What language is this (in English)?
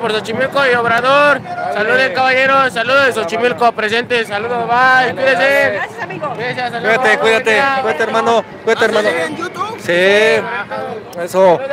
Spanish